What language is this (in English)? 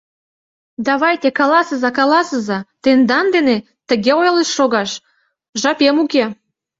Mari